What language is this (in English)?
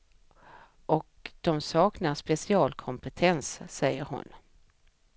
Swedish